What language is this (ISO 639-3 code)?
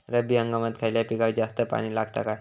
mar